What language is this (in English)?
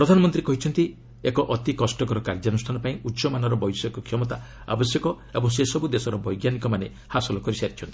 Odia